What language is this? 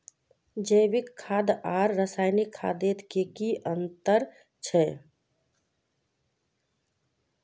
Magahi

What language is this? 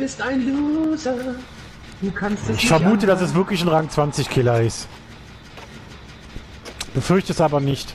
German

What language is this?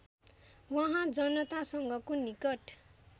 Nepali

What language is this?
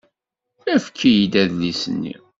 Kabyle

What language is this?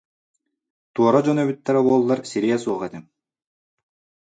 Yakut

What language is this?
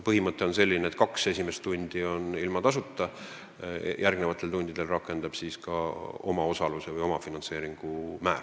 Estonian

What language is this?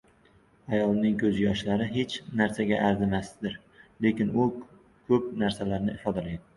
Uzbek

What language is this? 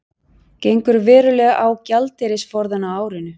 Icelandic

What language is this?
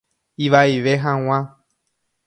Guarani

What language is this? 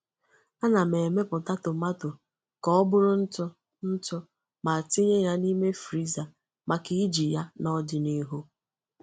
Igbo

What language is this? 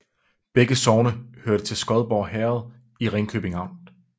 Danish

